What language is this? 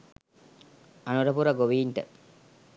Sinhala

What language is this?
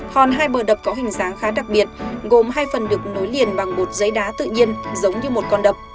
Vietnamese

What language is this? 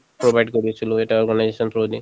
Assamese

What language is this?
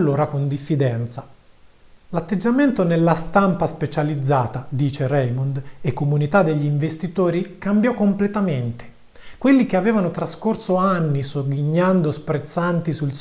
Italian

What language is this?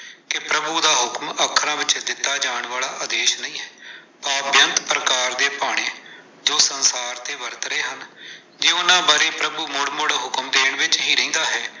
Punjabi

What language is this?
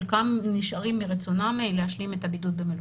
Hebrew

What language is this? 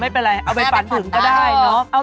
Thai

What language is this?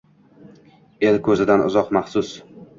Uzbek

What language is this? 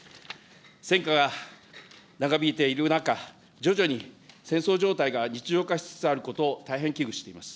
Japanese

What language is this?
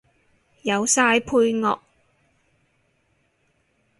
Cantonese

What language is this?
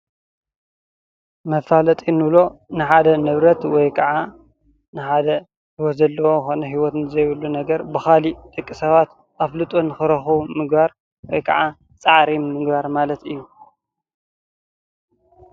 Tigrinya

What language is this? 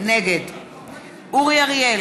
Hebrew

